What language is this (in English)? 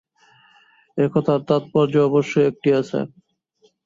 Bangla